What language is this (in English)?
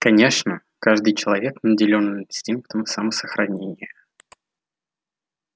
Russian